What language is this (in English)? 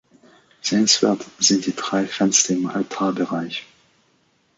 German